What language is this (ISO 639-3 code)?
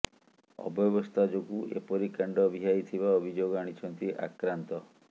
ori